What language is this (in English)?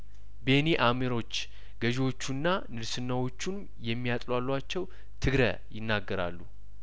Amharic